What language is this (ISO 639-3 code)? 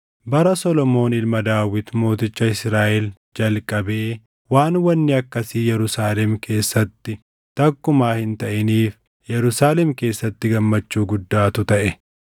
orm